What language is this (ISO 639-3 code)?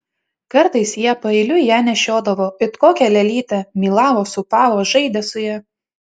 lit